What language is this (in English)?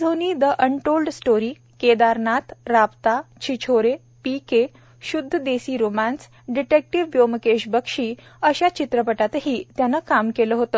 Marathi